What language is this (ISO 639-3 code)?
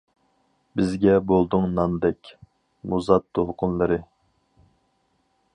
uig